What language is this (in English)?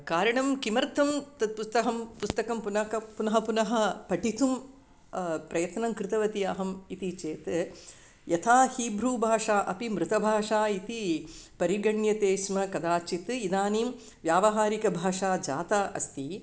Sanskrit